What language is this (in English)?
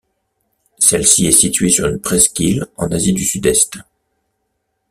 French